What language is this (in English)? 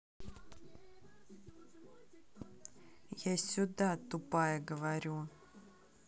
Russian